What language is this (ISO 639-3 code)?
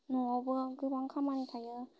brx